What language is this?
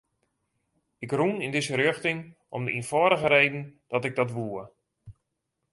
Western Frisian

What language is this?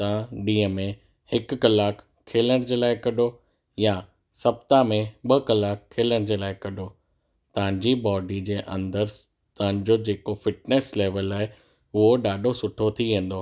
Sindhi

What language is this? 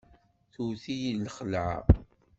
Kabyle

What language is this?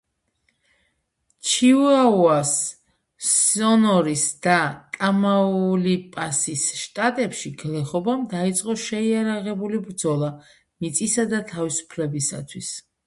Georgian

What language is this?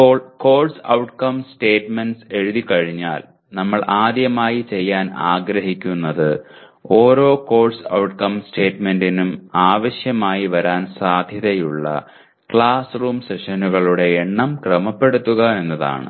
Malayalam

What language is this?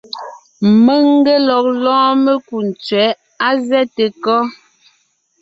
Ngiemboon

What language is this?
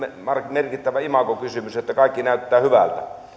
Finnish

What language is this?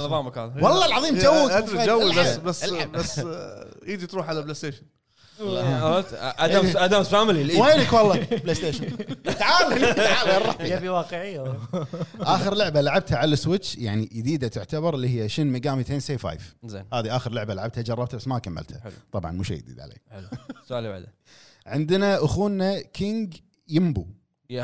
Arabic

